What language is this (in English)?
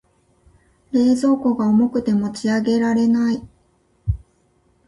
Japanese